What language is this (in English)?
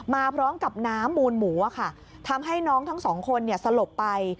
Thai